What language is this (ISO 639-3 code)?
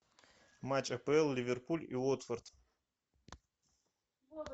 rus